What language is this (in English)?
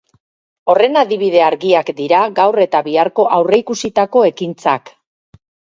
Basque